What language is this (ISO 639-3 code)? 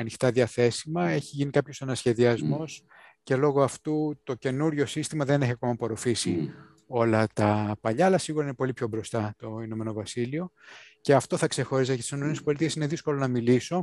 ell